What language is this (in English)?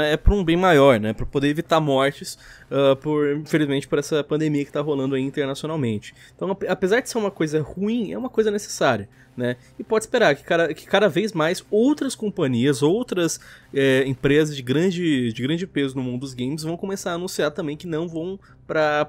Portuguese